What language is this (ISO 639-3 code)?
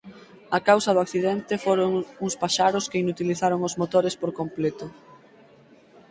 glg